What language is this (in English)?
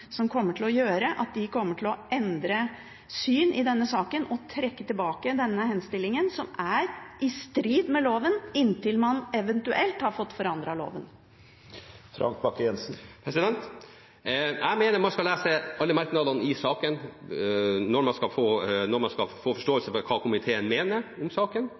Norwegian Bokmål